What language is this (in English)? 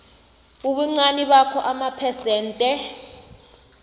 South Ndebele